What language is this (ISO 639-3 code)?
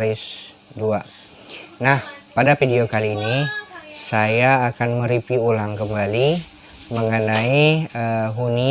ind